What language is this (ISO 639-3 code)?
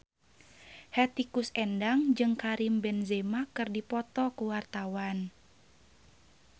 sun